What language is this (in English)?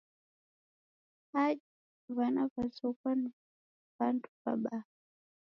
Taita